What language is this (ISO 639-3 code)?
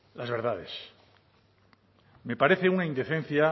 spa